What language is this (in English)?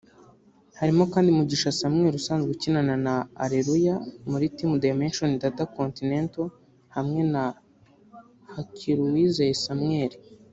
Kinyarwanda